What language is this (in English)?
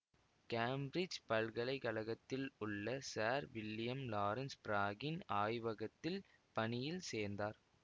Tamil